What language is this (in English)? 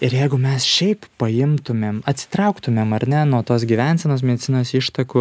Lithuanian